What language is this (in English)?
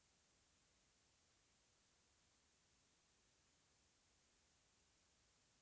Kannada